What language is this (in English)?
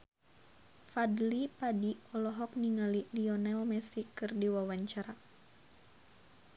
Sundanese